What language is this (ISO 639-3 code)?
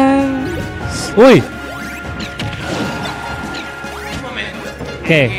spa